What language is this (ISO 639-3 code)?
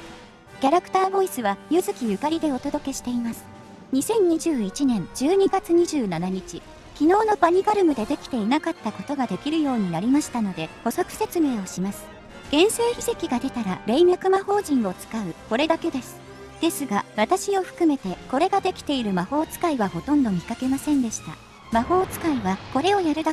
jpn